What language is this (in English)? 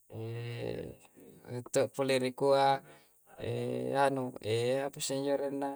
Coastal Konjo